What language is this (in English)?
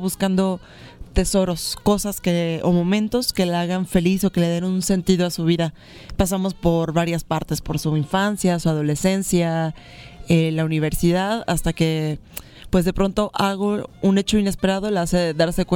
Spanish